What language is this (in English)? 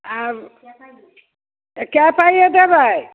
Maithili